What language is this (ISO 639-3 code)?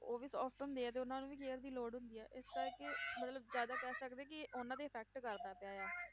pan